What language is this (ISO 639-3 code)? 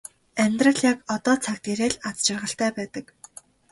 mon